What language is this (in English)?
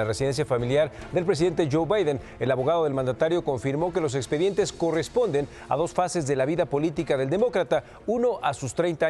Spanish